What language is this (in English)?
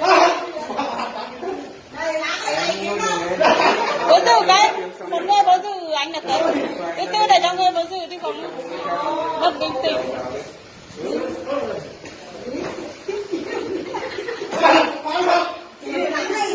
Korean